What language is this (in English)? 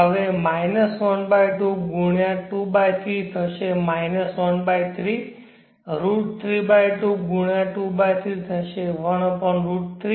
Gujarati